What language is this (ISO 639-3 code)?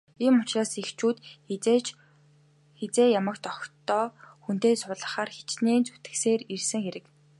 mon